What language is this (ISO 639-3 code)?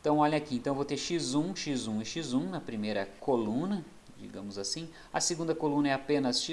por